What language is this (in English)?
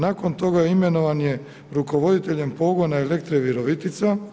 Croatian